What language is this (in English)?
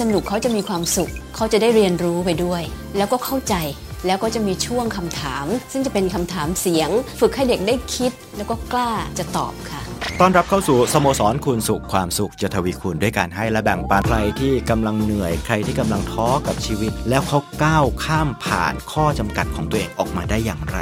Thai